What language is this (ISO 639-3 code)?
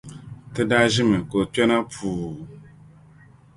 dag